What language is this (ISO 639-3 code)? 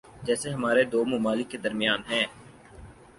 urd